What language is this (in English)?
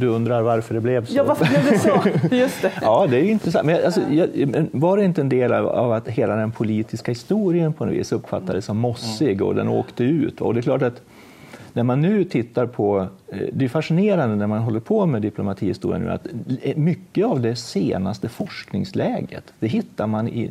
Swedish